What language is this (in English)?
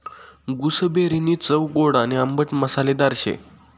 Marathi